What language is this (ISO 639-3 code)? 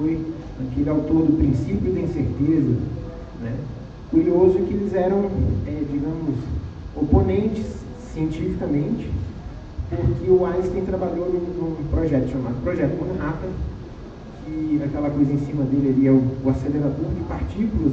por